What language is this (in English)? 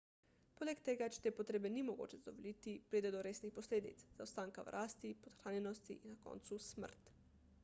Slovenian